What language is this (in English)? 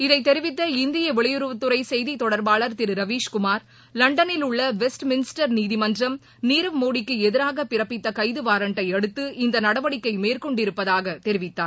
Tamil